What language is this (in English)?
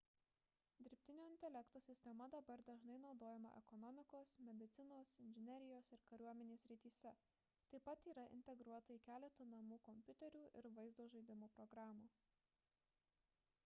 Lithuanian